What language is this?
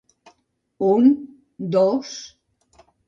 Catalan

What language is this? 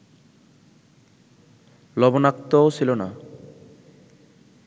Bangla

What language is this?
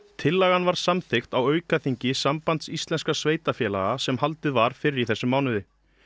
Icelandic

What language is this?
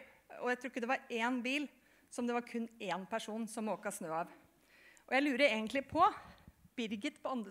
Norwegian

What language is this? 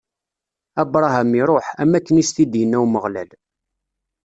Kabyle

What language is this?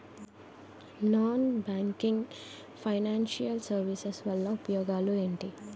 Telugu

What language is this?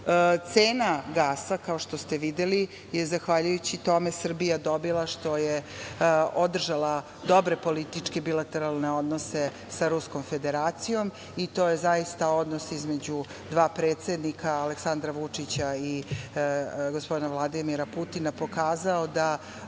Serbian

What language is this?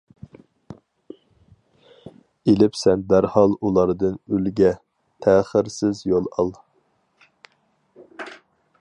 Uyghur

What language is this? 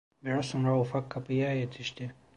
Turkish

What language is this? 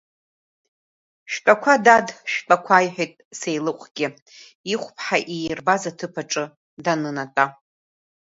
Abkhazian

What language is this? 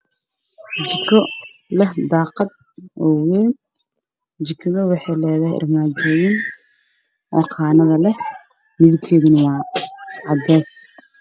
Somali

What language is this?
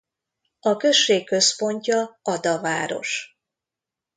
Hungarian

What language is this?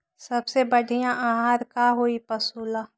Magahi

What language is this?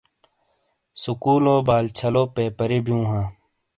Shina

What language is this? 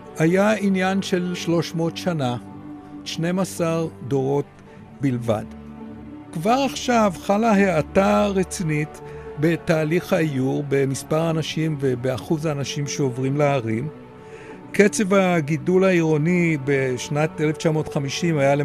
Hebrew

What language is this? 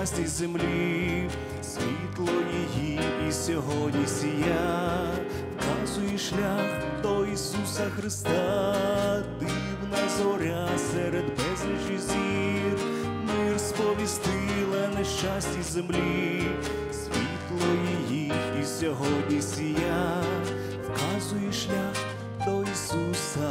Ukrainian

